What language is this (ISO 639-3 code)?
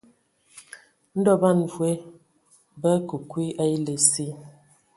ewo